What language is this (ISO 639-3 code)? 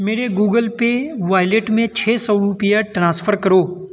urd